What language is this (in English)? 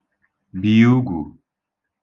Igbo